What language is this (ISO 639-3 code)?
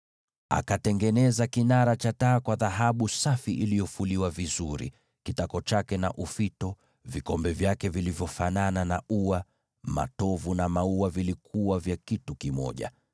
swa